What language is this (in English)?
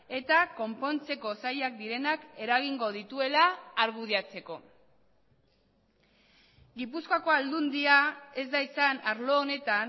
Basque